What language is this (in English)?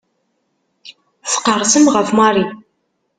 Kabyle